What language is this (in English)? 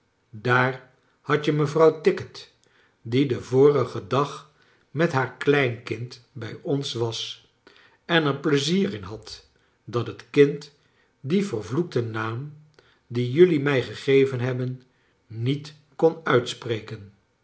Dutch